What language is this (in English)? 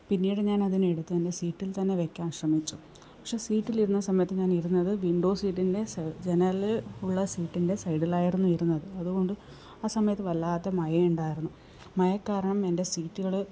Malayalam